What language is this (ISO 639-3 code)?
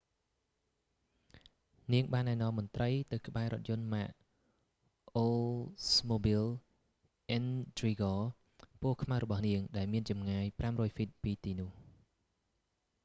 khm